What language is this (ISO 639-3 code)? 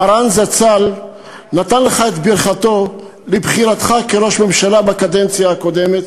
heb